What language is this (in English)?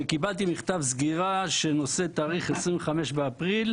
Hebrew